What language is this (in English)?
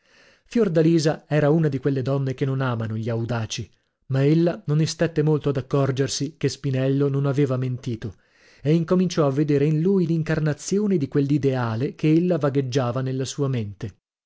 Italian